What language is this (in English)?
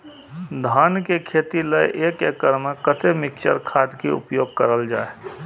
Maithili